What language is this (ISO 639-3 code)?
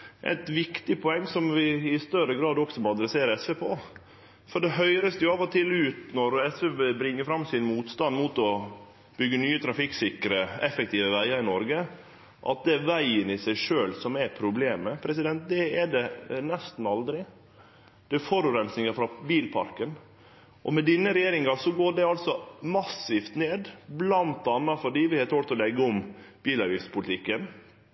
nor